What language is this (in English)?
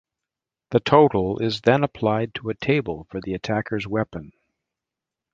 English